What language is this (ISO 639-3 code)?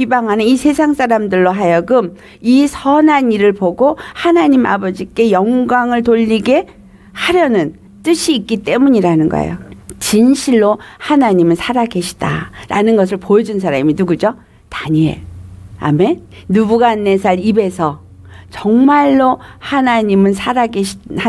kor